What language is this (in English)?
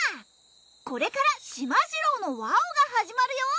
Japanese